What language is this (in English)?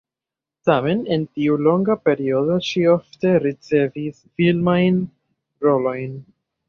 Esperanto